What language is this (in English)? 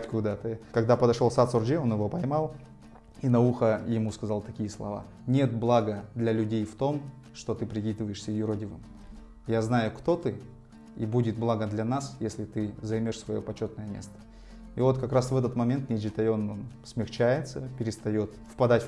Russian